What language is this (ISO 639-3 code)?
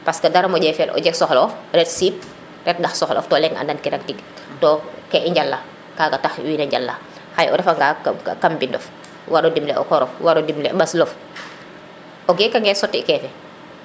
srr